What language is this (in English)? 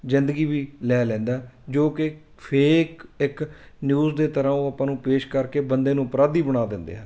Punjabi